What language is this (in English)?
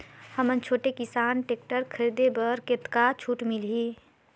Chhattisgarhi